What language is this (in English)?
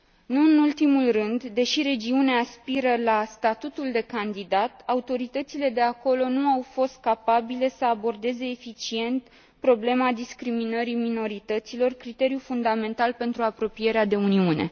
Romanian